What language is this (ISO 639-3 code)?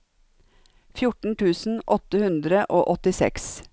nor